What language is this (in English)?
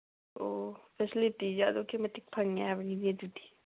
Manipuri